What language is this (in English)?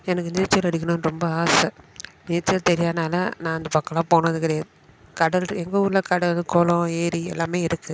Tamil